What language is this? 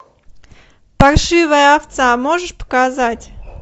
Russian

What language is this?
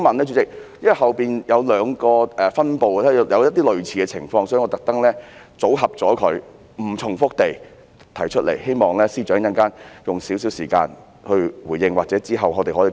Cantonese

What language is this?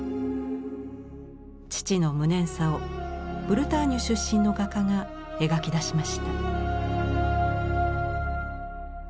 Japanese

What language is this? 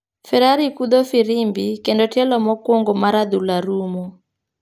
Luo (Kenya and Tanzania)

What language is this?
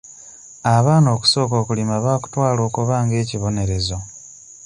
Ganda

